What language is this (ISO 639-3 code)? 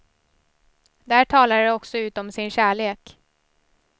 swe